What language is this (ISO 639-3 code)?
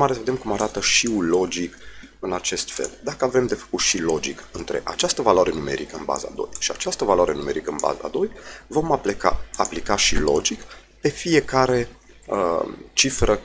ron